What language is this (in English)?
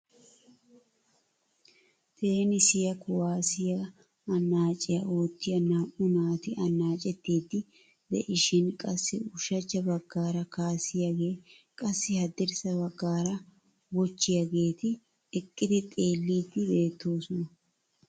Wolaytta